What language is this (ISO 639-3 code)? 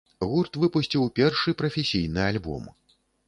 bel